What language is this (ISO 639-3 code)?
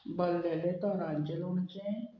kok